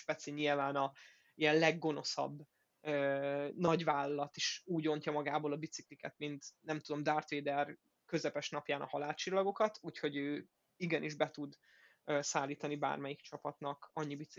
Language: Hungarian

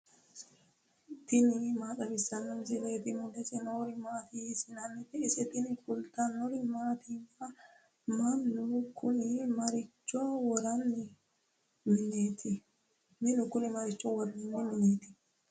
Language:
Sidamo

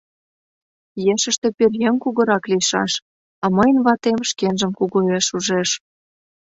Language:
Mari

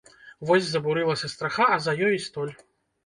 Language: Belarusian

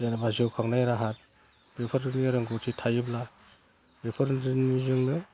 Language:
Bodo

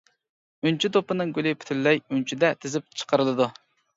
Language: Uyghur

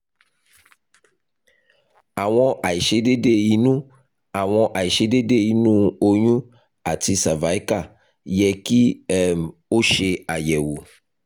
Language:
Yoruba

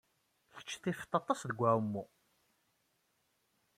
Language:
Kabyle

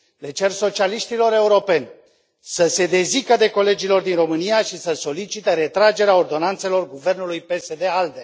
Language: Romanian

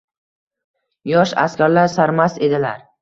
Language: Uzbek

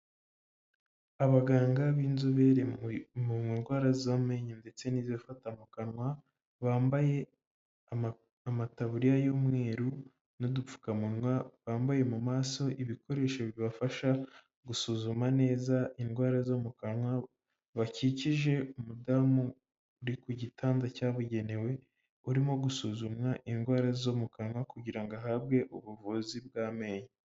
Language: Kinyarwanda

